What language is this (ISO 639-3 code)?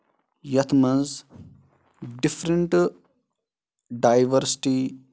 kas